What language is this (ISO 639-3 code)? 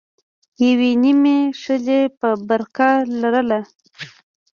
pus